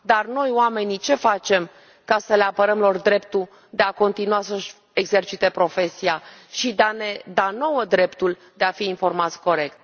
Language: Romanian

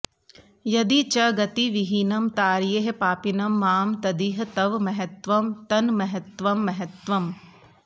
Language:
Sanskrit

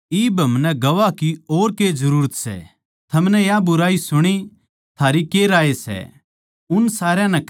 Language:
Haryanvi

